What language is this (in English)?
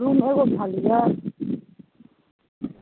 Maithili